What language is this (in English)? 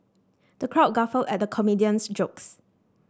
English